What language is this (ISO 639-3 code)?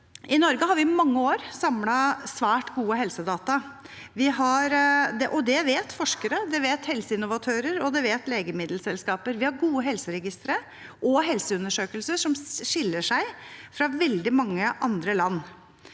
nor